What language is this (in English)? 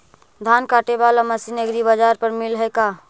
Magahi